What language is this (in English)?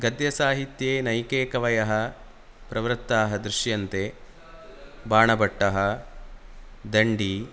Sanskrit